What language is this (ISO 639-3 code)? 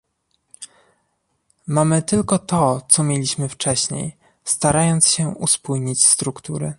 pol